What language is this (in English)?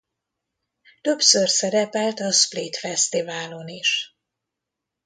Hungarian